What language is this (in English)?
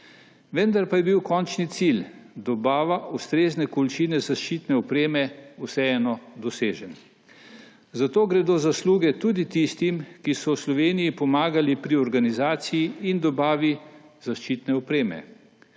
Slovenian